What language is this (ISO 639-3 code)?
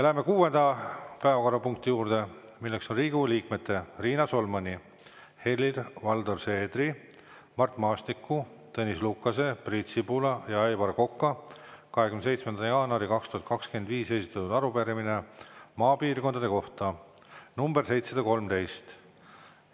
est